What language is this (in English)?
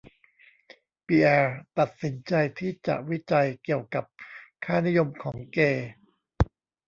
Thai